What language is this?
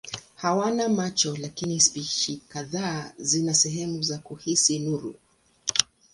Swahili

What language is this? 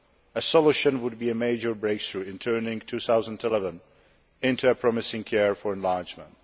English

